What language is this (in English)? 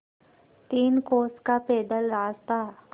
Hindi